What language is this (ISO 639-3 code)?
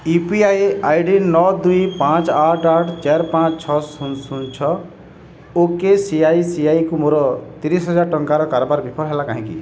ori